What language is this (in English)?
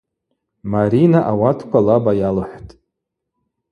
Abaza